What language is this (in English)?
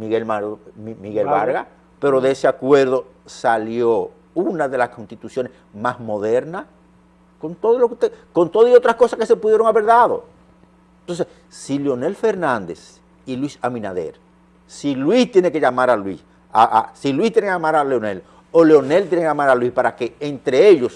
Spanish